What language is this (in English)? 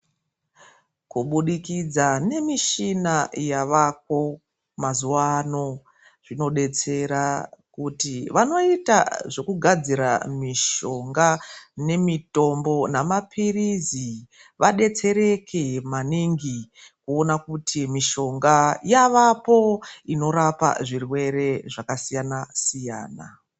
Ndau